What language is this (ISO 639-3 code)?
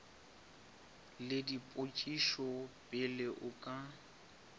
nso